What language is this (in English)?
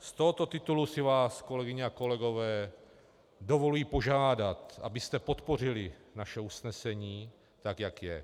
Czech